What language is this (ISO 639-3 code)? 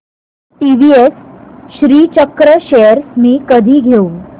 mar